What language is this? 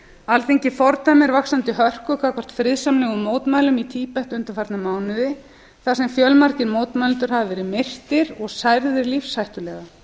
Icelandic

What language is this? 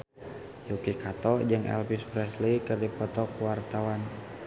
Sundanese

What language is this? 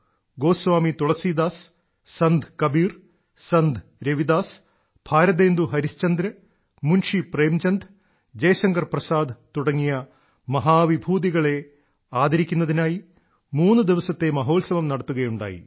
Malayalam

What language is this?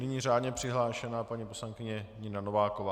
Czech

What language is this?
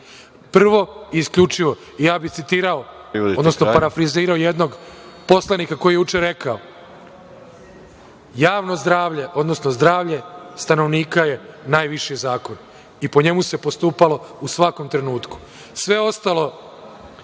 Serbian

